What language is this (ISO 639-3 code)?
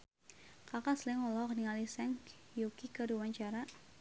sun